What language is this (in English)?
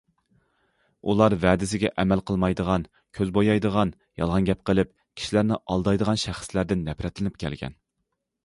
Uyghur